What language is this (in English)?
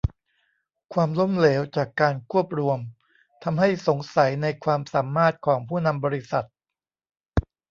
Thai